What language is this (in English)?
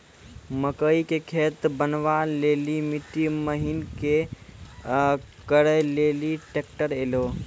Maithili